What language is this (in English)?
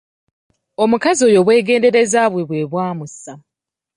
Ganda